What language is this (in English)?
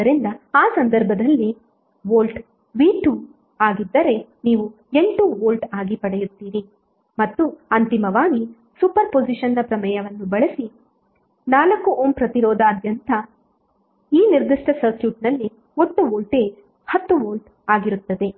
Kannada